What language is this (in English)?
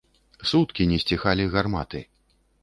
Belarusian